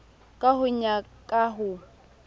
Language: Southern Sotho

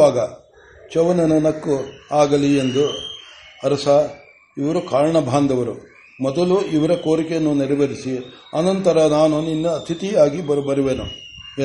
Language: Kannada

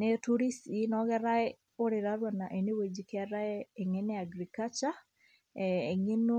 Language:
Masai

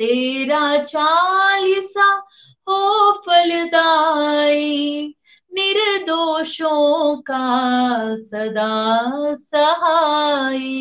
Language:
Hindi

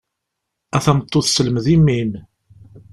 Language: Kabyle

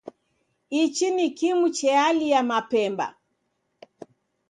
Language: Taita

